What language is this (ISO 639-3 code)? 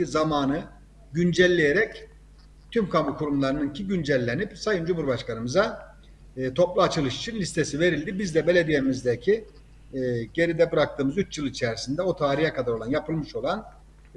tur